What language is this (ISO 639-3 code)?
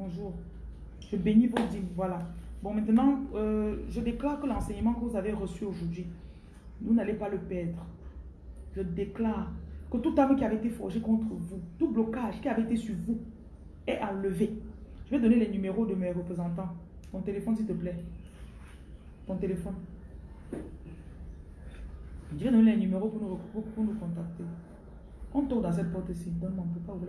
fra